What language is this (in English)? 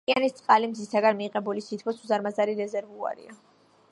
Georgian